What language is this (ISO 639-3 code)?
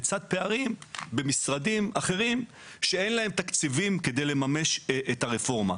heb